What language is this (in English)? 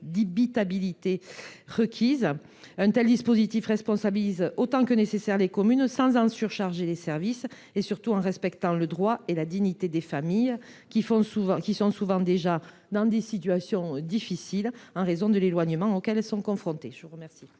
French